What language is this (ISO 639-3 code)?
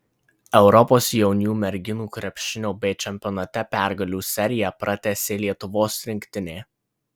lit